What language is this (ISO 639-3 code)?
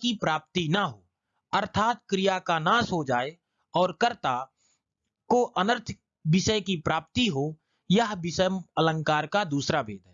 hin